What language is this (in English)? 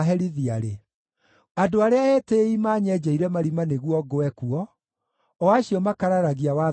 Kikuyu